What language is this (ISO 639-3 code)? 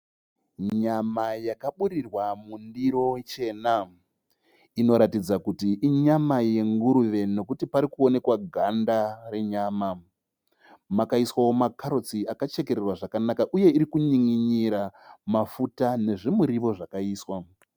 sna